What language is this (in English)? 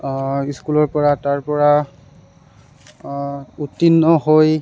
Assamese